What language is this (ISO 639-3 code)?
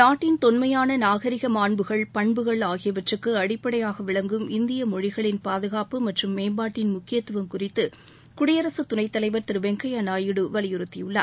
tam